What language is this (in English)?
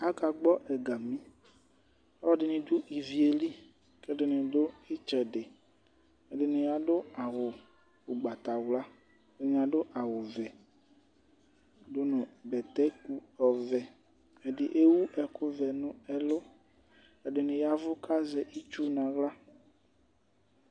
Ikposo